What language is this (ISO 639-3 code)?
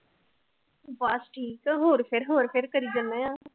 pan